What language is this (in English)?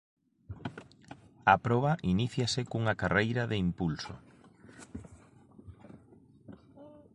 Galician